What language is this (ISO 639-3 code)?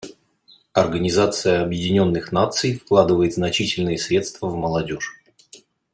rus